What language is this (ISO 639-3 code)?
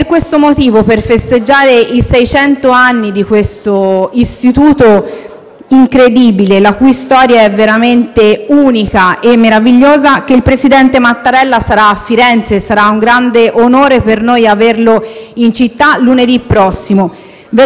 ita